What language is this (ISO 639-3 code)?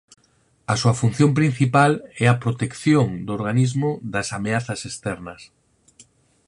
glg